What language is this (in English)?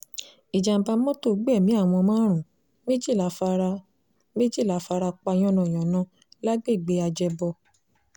Yoruba